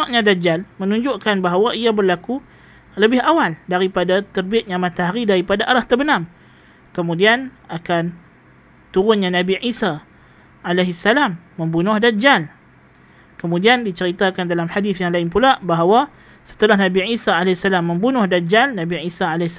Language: Malay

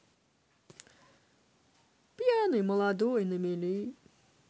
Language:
Russian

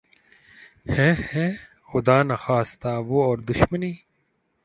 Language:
Urdu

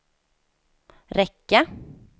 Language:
Swedish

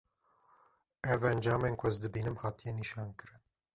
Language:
Kurdish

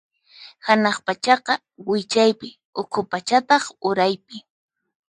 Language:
Puno Quechua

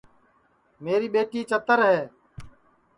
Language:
Sansi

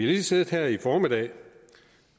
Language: Danish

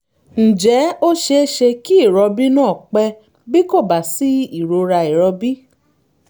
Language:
Yoruba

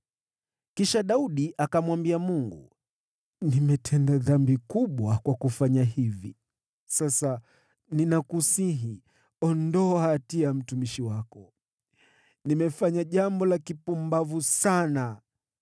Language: Swahili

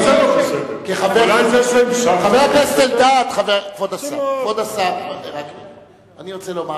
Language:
Hebrew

